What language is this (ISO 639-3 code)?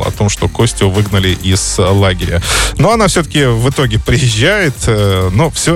rus